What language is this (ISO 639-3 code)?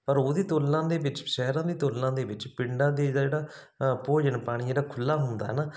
pan